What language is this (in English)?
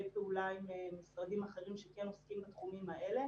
Hebrew